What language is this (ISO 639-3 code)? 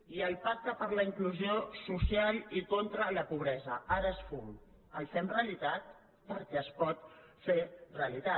cat